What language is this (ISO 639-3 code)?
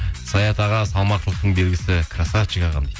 kaz